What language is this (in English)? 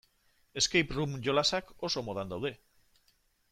Basque